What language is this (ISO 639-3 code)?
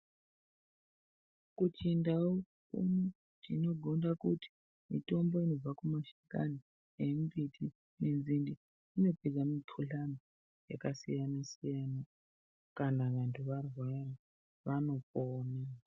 ndc